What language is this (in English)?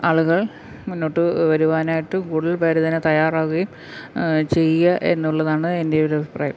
Malayalam